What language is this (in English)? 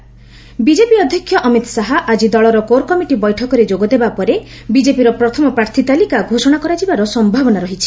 Odia